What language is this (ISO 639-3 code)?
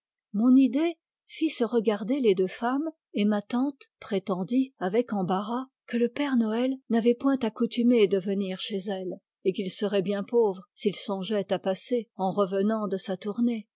fra